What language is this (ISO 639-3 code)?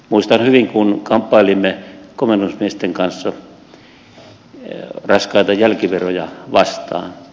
fin